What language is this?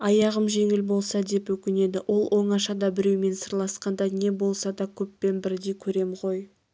Kazakh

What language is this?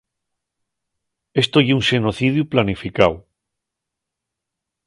Asturian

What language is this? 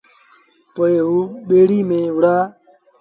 Sindhi Bhil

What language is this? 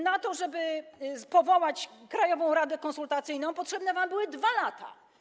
Polish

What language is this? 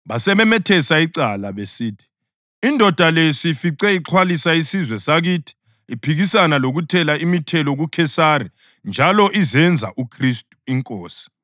North Ndebele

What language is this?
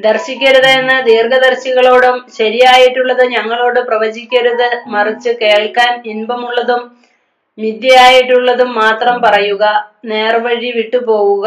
Malayalam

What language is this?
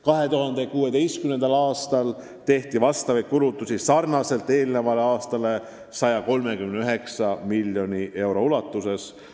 Estonian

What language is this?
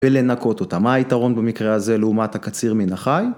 Hebrew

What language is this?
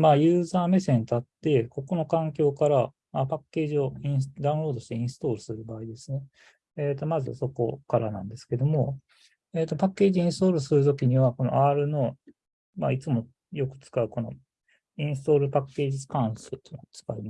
Japanese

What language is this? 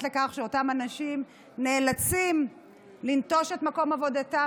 Hebrew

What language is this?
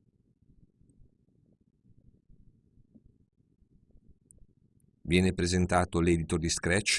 Italian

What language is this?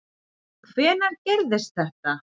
Icelandic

